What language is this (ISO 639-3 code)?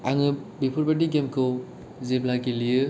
brx